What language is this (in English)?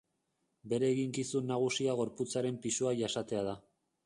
Basque